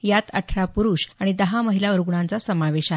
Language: Marathi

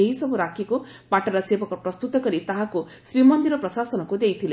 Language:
Odia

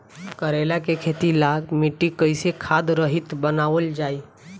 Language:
Bhojpuri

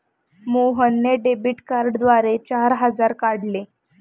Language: Marathi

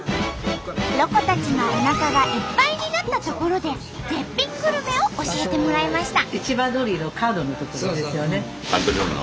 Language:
Japanese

